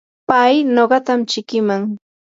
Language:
Yanahuanca Pasco Quechua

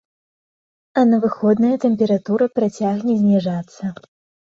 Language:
Belarusian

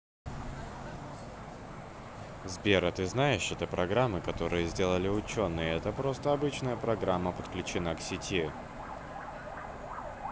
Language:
Russian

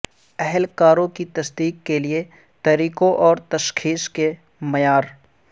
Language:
Urdu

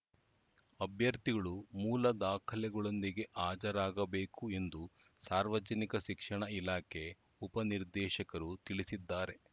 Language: Kannada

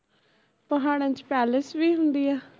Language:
Punjabi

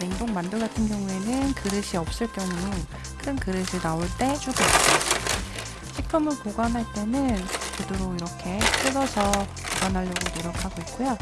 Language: Korean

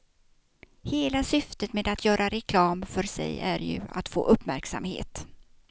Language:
Swedish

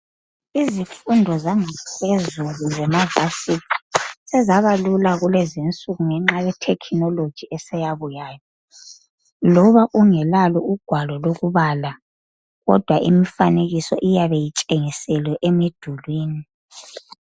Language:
North Ndebele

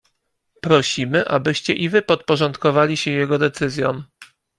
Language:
Polish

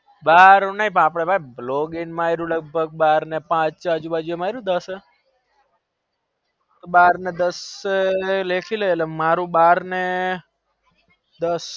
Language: Gujarati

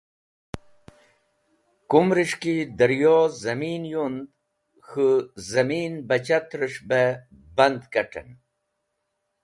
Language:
Wakhi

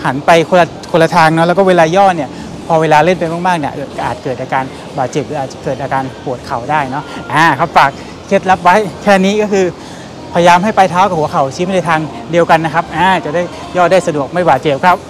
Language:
Thai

